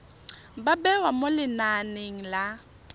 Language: Tswana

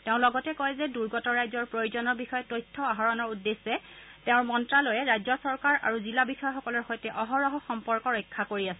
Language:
Assamese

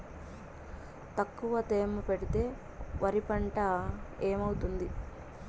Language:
Telugu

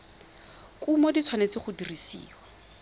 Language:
Tswana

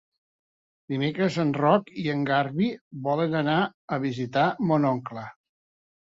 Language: Catalan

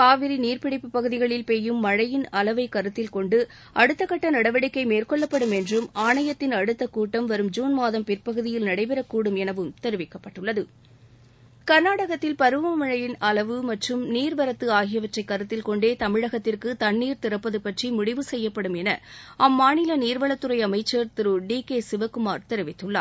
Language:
Tamil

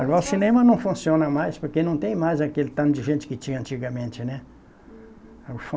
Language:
Portuguese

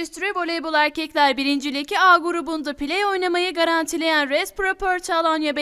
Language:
Turkish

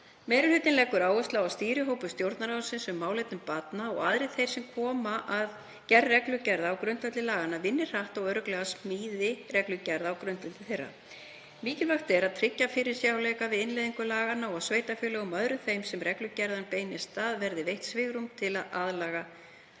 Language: Icelandic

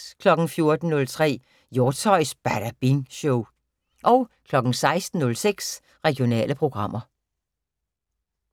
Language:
Danish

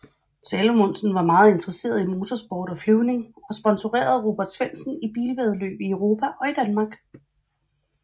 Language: Danish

